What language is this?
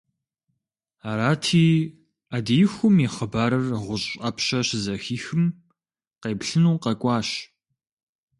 Kabardian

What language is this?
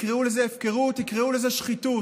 Hebrew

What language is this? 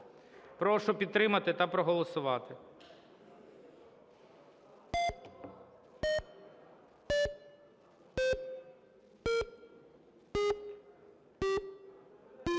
Ukrainian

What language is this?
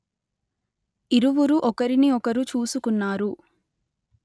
Telugu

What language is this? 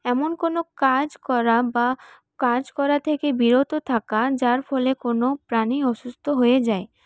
Bangla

